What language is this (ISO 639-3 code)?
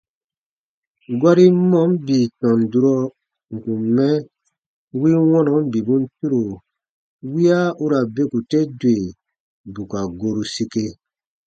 bba